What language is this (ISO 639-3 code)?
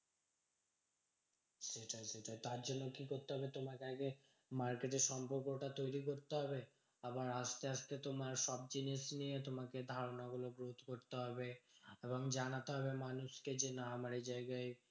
ben